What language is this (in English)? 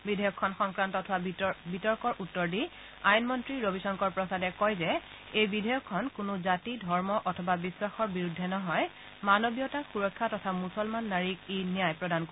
Assamese